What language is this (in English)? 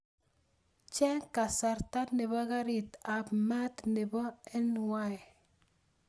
Kalenjin